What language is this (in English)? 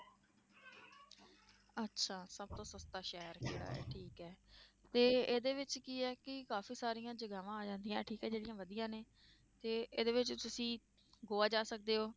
Punjabi